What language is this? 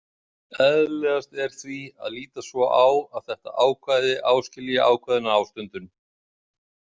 Icelandic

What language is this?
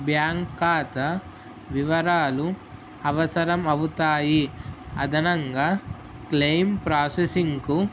Telugu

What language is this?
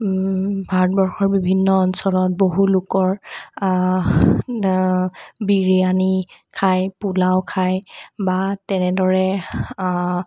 Assamese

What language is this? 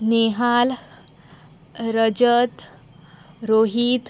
Konkani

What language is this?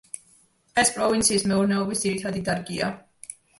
Georgian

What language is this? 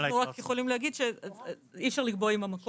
Hebrew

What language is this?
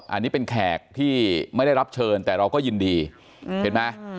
Thai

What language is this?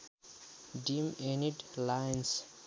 Nepali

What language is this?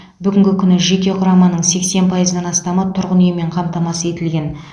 Kazakh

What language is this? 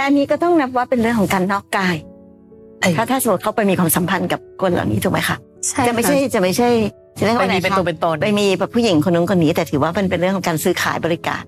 Thai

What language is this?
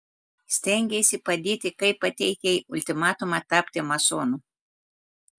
Lithuanian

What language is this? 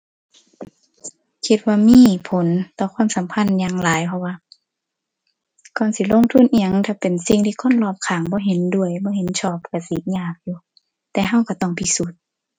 Thai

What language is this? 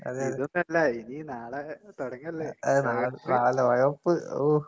Malayalam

